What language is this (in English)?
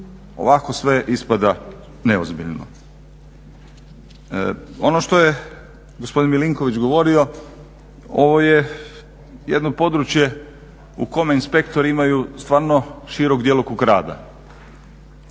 Croatian